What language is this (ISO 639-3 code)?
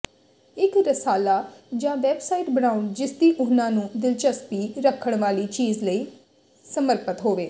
pan